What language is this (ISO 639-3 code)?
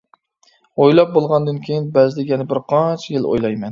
uig